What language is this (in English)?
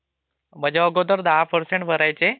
Marathi